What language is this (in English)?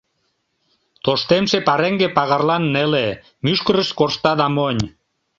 Mari